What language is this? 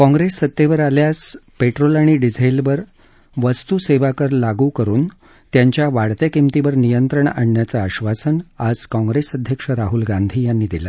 Marathi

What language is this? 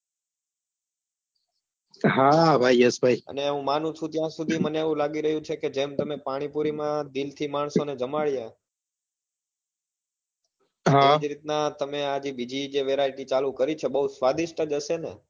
Gujarati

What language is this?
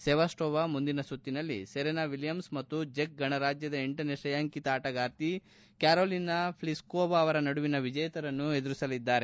Kannada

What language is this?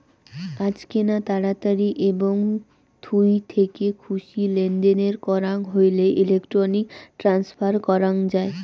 Bangla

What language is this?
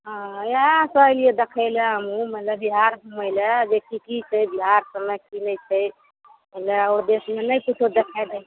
Maithili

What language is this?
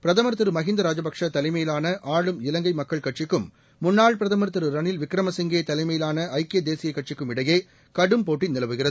Tamil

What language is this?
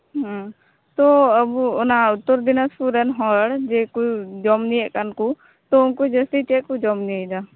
Santali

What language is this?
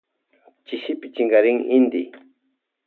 Loja Highland Quichua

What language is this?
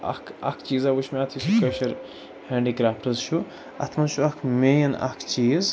Kashmiri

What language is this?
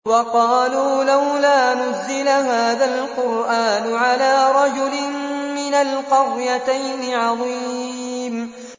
Arabic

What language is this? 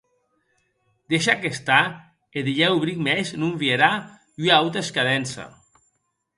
Occitan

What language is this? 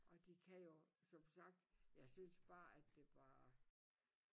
Danish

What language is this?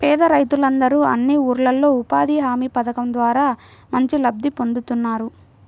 Telugu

